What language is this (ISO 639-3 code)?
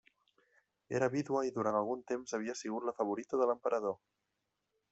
cat